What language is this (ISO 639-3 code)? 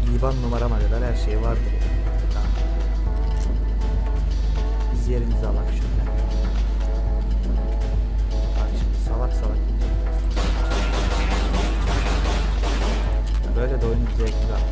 tur